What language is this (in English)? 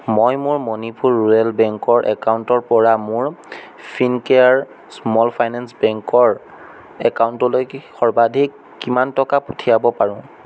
Assamese